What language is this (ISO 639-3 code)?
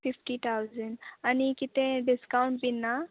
kok